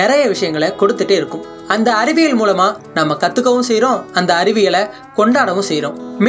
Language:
Tamil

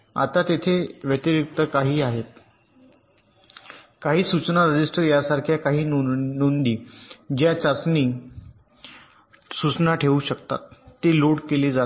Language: Marathi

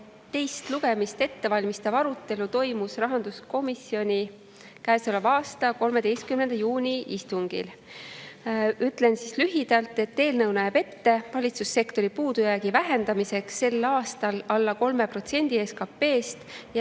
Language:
Estonian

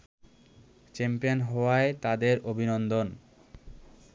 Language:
Bangla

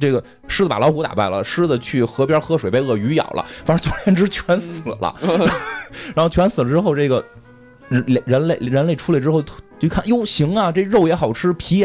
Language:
Chinese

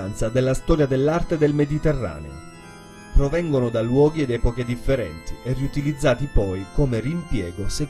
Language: Italian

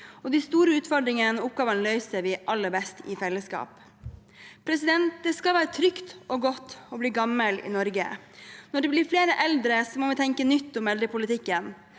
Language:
Norwegian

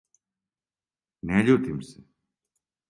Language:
Serbian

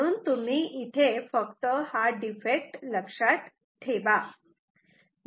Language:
Marathi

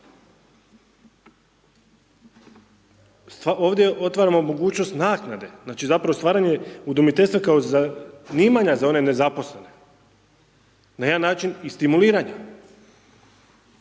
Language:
Croatian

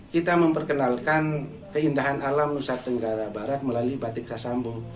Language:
Indonesian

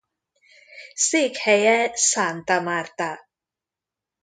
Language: Hungarian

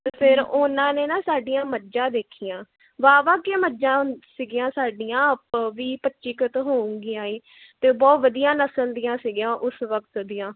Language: Punjabi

